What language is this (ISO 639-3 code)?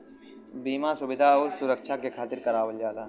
bho